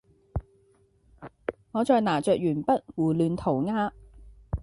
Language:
Cantonese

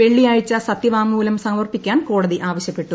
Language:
Malayalam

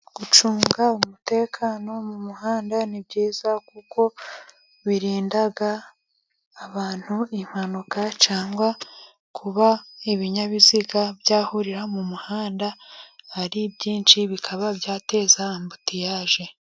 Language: Kinyarwanda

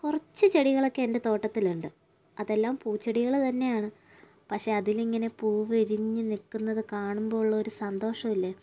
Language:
Malayalam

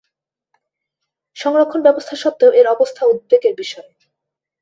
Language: Bangla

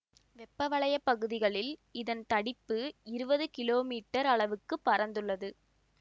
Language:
Tamil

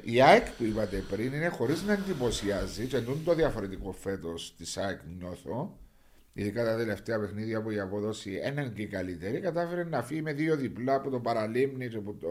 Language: Greek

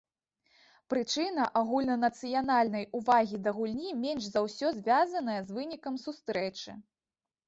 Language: Belarusian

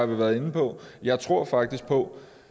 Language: Danish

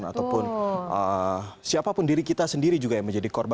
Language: Indonesian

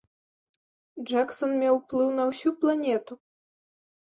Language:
Belarusian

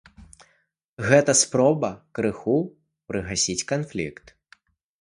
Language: Belarusian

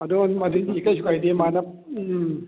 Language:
Manipuri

